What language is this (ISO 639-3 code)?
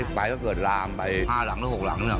tha